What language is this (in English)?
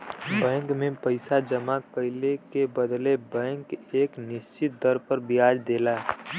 Bhojpuri